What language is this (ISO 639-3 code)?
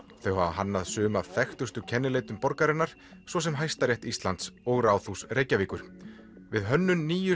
isl